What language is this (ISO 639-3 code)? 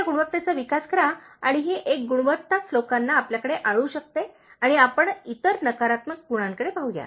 mar